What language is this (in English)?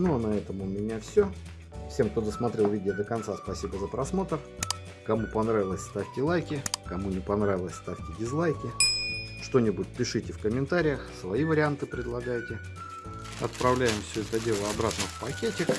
Russian